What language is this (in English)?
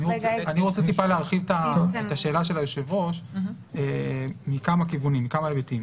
Hebrew